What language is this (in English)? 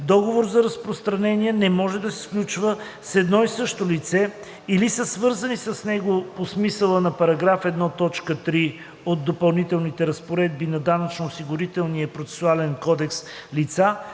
Bulgarian